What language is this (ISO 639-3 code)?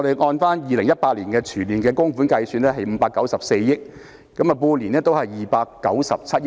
yue